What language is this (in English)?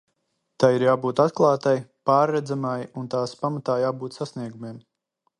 Latvian